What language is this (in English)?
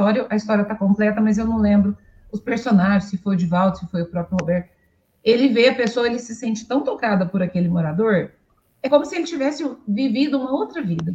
Portuguese